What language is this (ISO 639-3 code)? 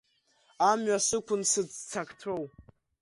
abk